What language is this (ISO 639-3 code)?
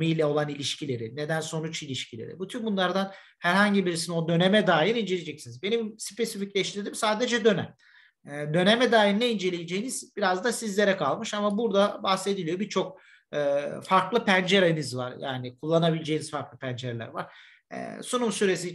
tur